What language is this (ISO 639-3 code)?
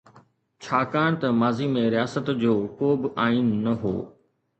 snd